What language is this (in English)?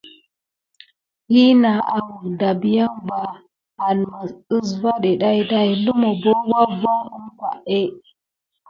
Gidar